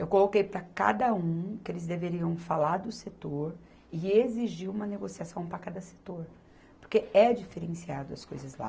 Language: Portuguese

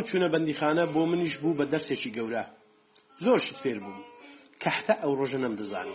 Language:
Persian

